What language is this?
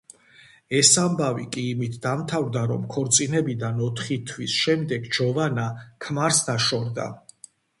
Georgian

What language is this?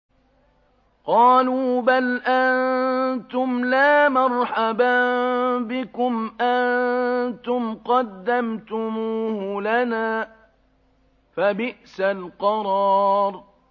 Arabic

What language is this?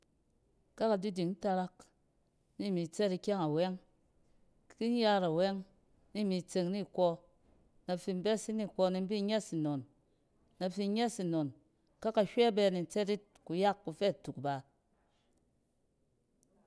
Cen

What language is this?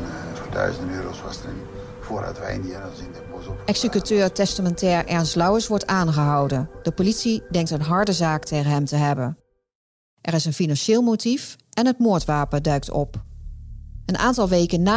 Dutch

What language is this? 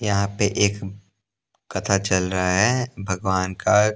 Hindi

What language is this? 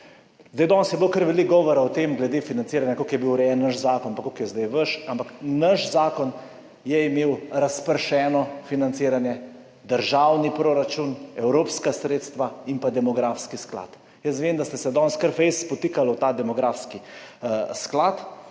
Slovenian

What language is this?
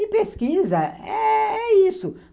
Portuguese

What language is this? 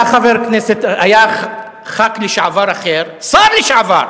Hebrew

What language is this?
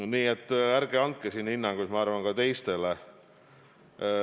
Estonian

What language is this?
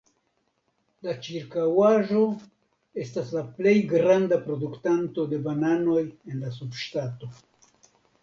Esperanto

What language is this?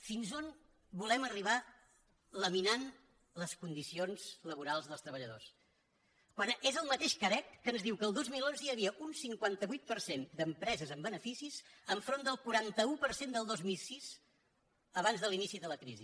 Catalan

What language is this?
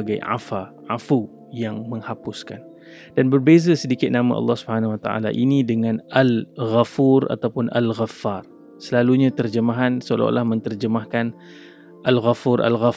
Malay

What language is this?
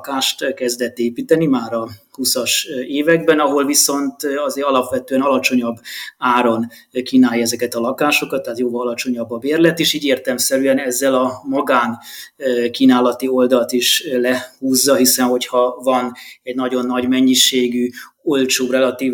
Hungarian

